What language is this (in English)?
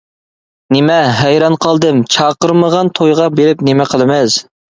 Uyghur